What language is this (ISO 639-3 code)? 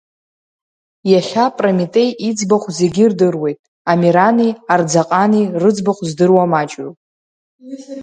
abk